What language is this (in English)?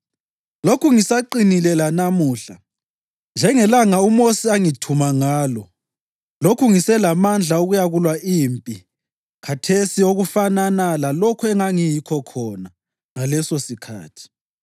North Ndebele